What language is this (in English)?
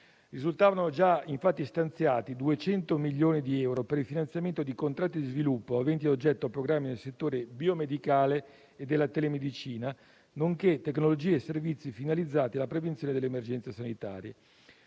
Italian